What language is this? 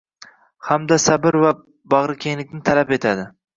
Uzbek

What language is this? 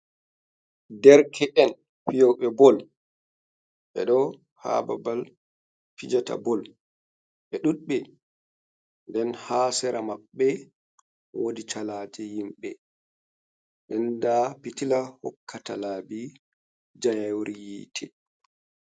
Fula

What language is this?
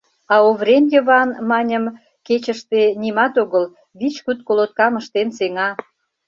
Mari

